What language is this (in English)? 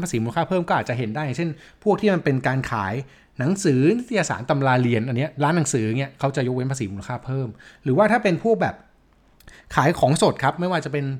Thai